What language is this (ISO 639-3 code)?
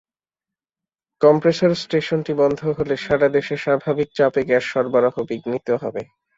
ben